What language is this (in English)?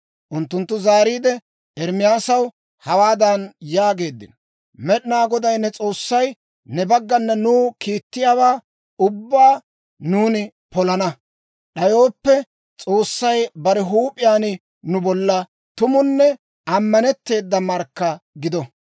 Dawro